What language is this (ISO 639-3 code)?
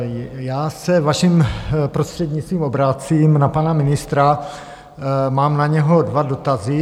ces